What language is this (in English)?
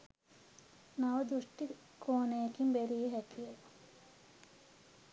Sinhala